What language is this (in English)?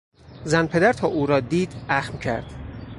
Persian